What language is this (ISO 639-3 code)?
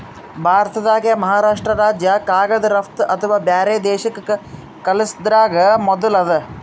kan